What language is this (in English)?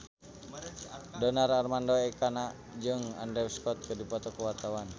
Sundanese